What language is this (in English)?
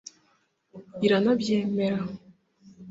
Kinyarwanda